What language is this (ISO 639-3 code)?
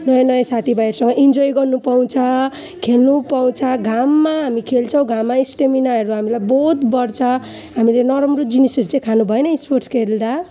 nep